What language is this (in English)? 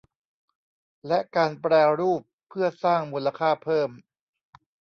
Thai